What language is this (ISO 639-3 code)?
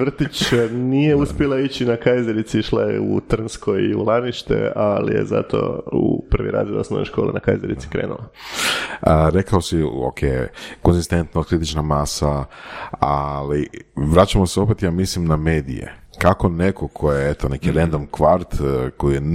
hrv